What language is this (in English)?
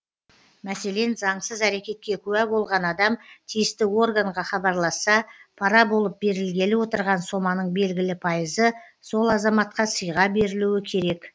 Kazakh